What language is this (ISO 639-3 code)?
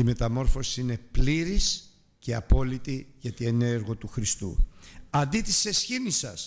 ell